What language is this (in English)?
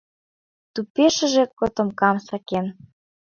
Mari